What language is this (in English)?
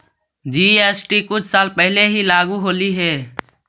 Magahi